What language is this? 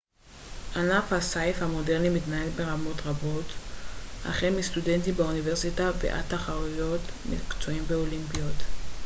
Hebrew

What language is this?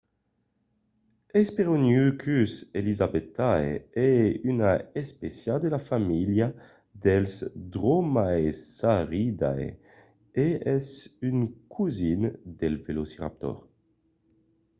Occitan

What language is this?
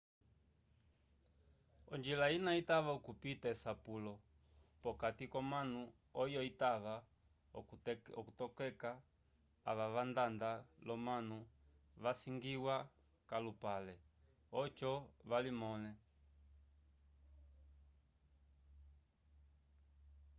Umbundu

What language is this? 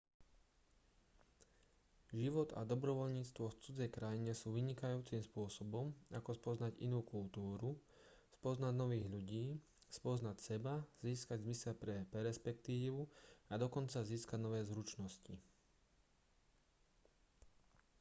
Slovak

